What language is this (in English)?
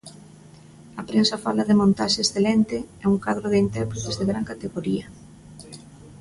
Galician